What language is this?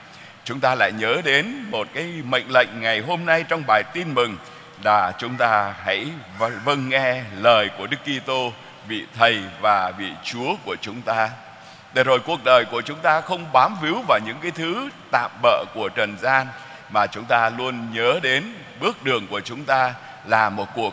Vietnamese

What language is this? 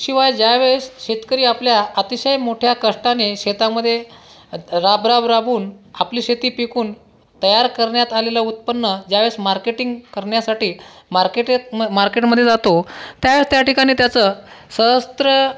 Marathi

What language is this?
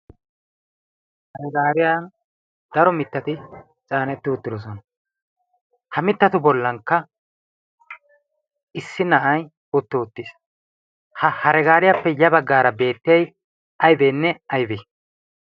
Wolaytta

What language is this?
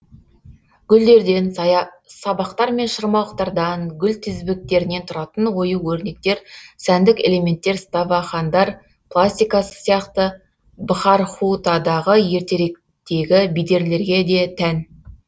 Kazakh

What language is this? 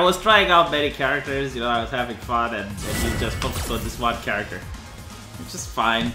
English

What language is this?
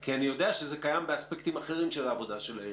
Hebrew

